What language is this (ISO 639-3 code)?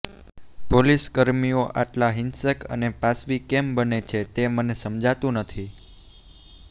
guj